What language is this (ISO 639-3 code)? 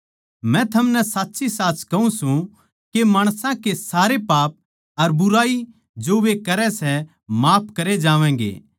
bgc